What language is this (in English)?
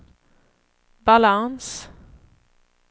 Swedish